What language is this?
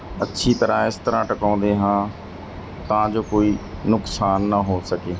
Punjabi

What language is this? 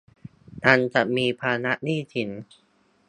Thai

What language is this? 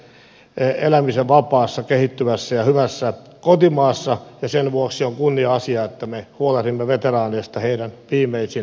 Finnish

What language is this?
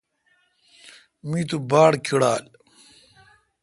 Kalkoti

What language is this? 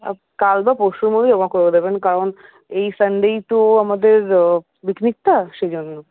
Bangla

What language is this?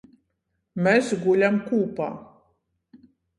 Latgalian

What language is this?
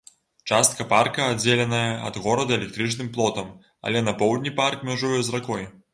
Belarusian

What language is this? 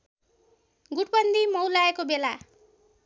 Nepali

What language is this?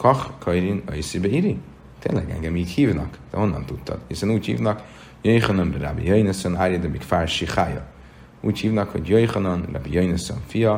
Hungarian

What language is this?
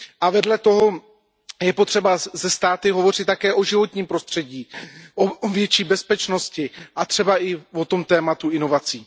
Czech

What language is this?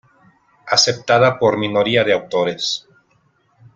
Spanish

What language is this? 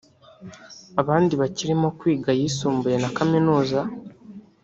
Kinyarwanda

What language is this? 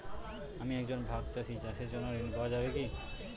Bangla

